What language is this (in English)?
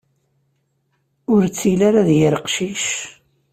Kabyle